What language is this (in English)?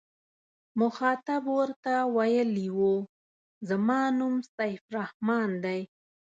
Pashto